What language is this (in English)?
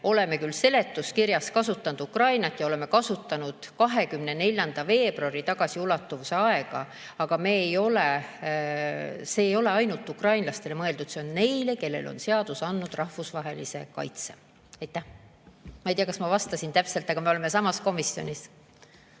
Estonian